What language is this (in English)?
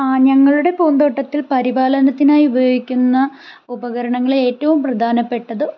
Malayalam